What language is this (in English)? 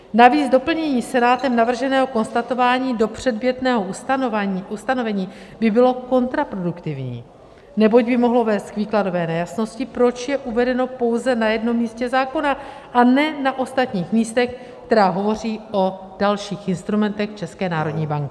Czech